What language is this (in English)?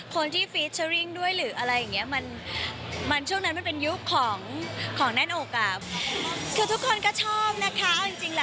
Thai